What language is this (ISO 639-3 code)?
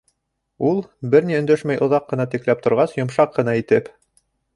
bak